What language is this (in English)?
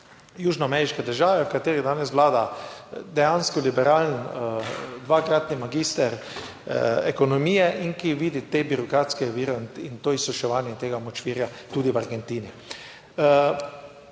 Slovenian